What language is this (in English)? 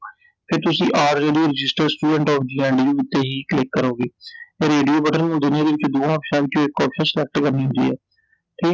Punjabi